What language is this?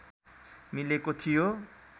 Nepali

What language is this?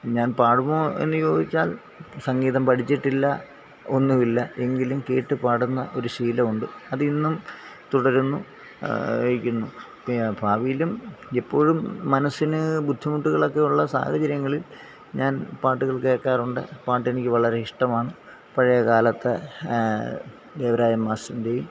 Malayalam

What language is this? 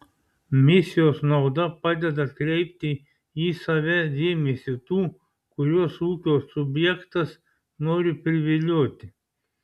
Lithuanian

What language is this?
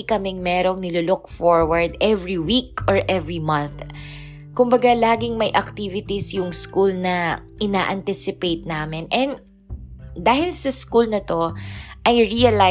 Filipino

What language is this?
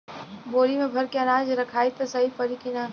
Bhojpuri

